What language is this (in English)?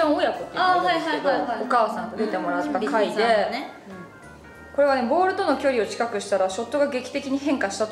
Japanese